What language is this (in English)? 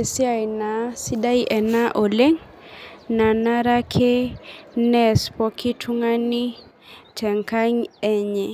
Masai